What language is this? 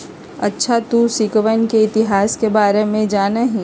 Magahi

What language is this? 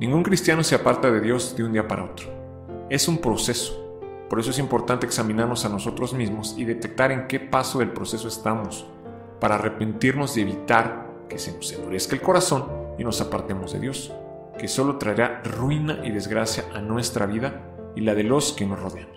Spanish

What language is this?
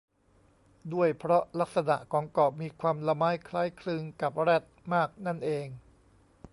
Thai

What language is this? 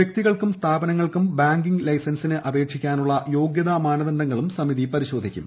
Malayalam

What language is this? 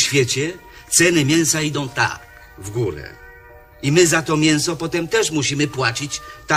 Polish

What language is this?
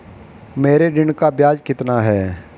Hindi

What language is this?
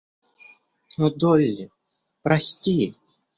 Russian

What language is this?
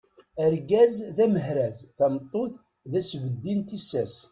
Kabyle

